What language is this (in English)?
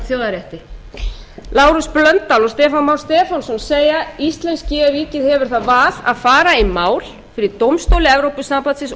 Icelandic